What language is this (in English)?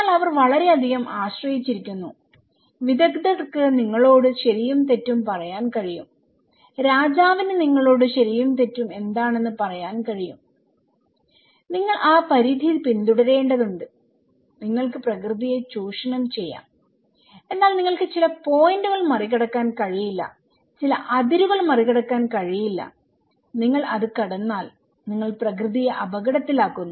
Malayalam